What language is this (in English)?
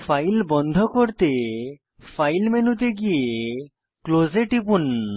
Bangla